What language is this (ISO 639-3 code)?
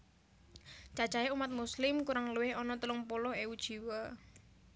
jav